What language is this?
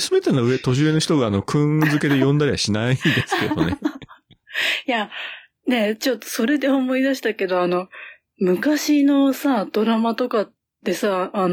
Japanese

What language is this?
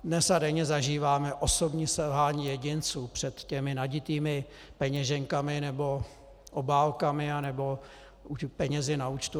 Czech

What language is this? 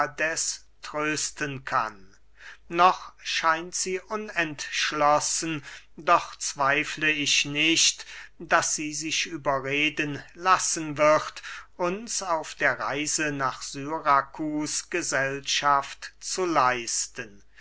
German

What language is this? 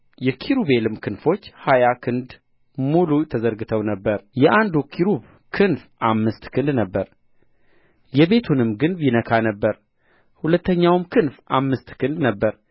Amharic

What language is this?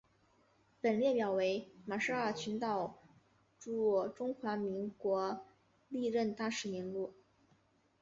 Chinese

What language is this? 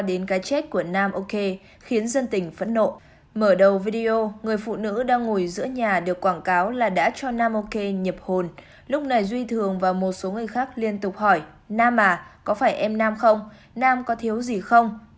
Vietnamese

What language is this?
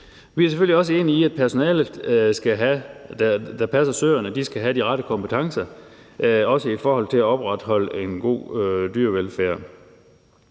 Danish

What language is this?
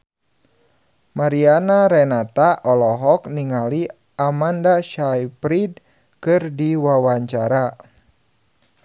Sundanese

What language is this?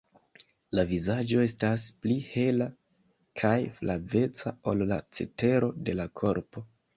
Esperanto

